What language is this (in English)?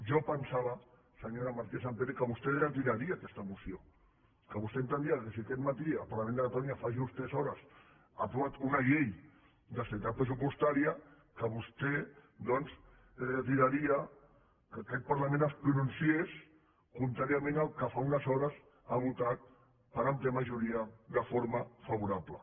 Catalan